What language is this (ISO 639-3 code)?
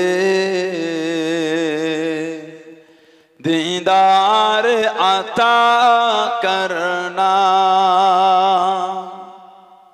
ben